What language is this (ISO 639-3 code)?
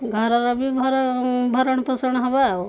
ori